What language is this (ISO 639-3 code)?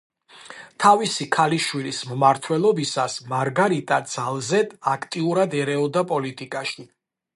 kat